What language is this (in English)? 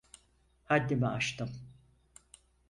Turkish